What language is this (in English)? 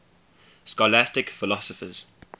English